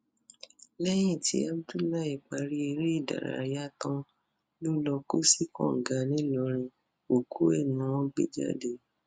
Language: Yoruba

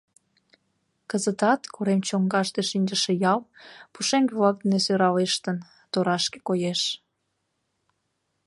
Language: Mari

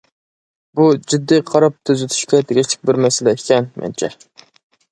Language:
Uyghur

